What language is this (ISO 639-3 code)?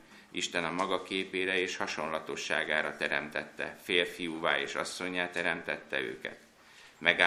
hun